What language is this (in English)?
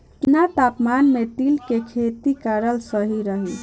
Bhojpuri